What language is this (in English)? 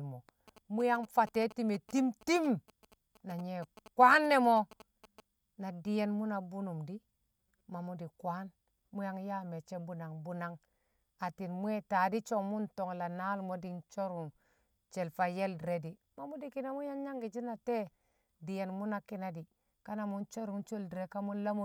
Kamo